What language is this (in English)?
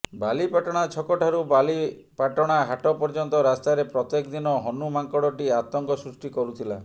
Odia